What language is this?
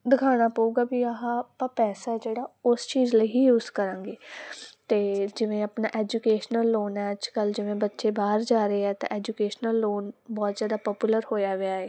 Punjabi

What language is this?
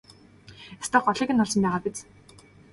Mongolian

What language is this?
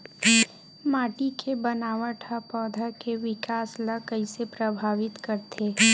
Chhattisgarhi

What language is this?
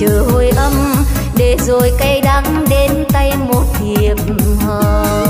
Vietnamese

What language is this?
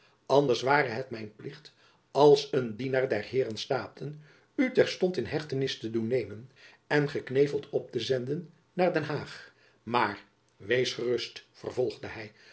Dutch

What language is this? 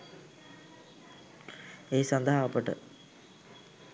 Sinhala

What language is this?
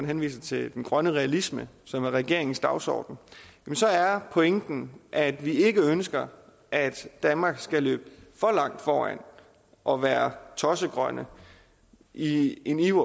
Danish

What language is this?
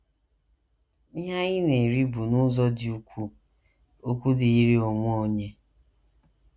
Igbo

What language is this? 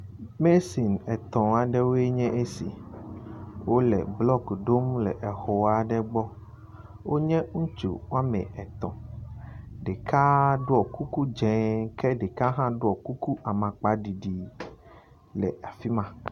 Ewe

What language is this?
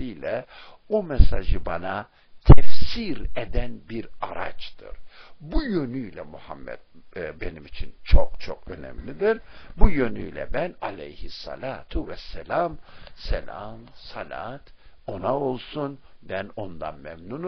Turkish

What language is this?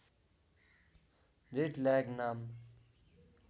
Nepali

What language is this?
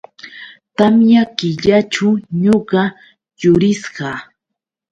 Yauyos Quechua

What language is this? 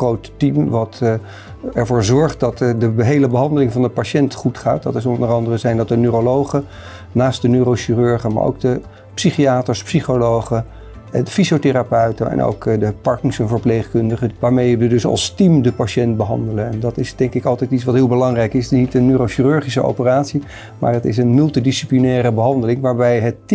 Dutch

